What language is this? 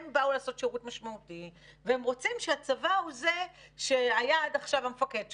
Hebrew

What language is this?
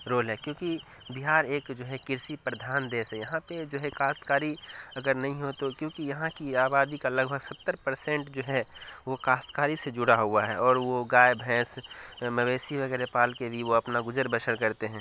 Urdu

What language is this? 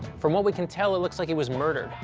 English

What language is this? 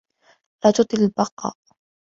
Arabic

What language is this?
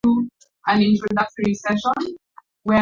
Swahili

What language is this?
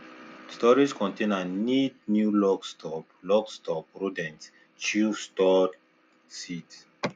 Nigerian Pidgin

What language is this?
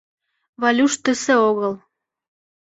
Mari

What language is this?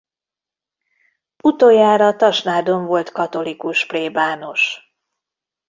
Hungarian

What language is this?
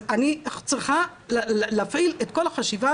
Hebrew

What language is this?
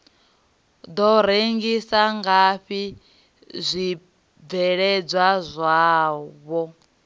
Venda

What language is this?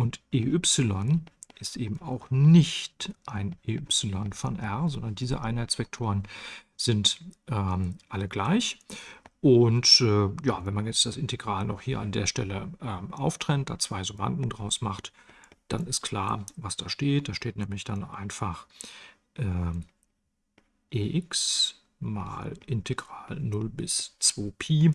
German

